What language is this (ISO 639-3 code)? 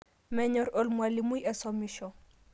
mas